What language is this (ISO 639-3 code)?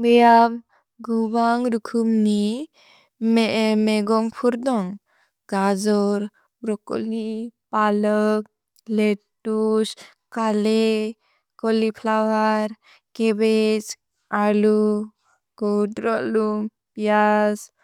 brx